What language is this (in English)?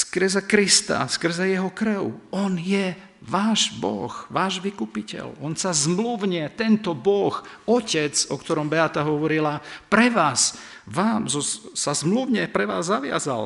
Slovak